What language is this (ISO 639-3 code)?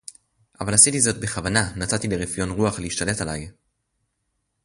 heb